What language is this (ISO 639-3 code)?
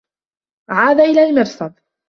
ara